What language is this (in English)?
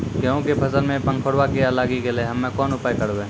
Maithili